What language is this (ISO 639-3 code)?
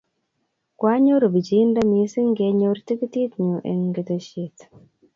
kln